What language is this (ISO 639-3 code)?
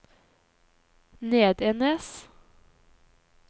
nor